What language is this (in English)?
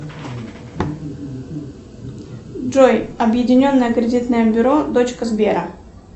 Russian